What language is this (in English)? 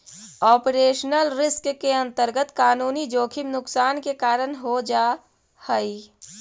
Magahi